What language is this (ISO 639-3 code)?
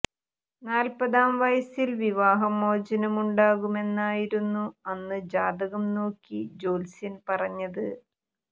mal